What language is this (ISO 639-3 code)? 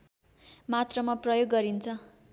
nep